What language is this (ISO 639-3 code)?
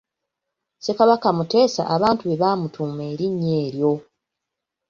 lug